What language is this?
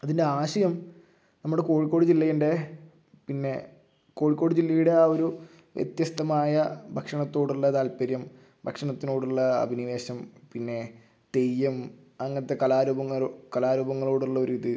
Malayalam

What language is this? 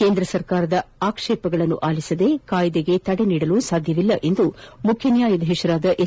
Kannada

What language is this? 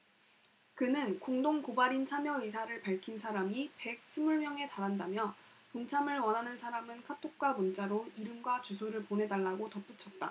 Korean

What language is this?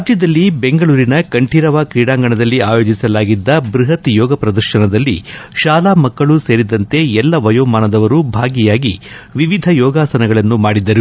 Kannada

